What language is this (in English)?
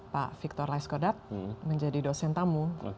Indonesian